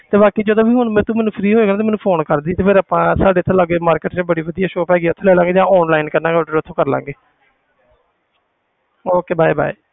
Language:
Punjabi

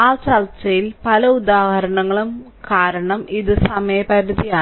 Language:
Malayalam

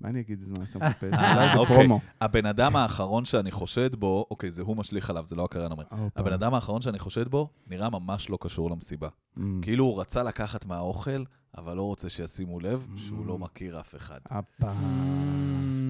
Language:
Hebrew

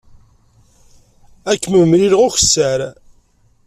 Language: Kabyle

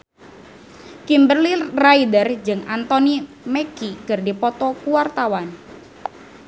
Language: Sundanese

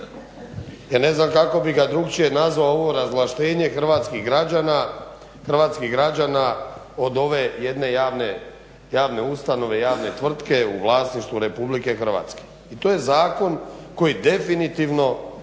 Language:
Croatian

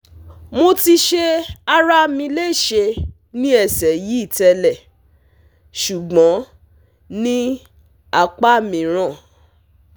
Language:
Yoruba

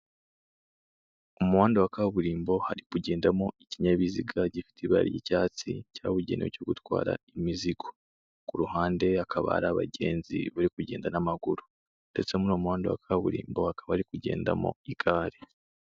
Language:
Kinyarwanda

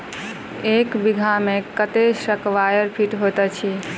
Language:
Maithili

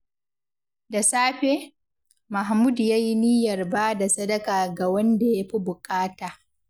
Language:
Hausa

